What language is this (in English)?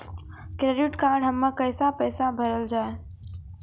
Maithili